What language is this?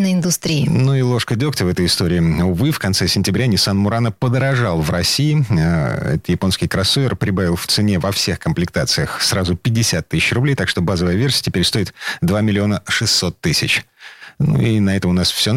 Russian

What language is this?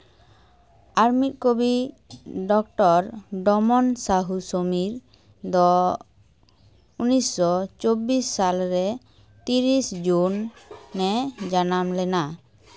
Santali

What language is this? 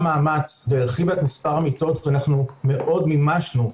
Hebrew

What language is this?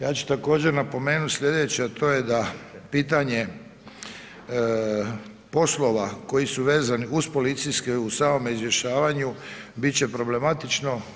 Croatian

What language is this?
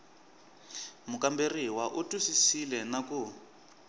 Tsonga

